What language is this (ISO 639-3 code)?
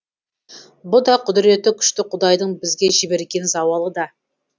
kaz